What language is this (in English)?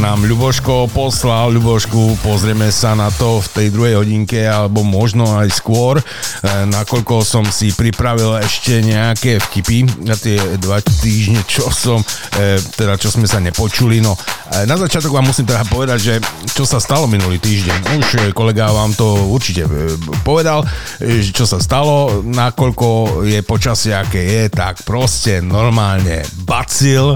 Slovak